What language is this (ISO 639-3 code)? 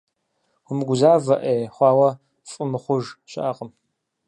kbd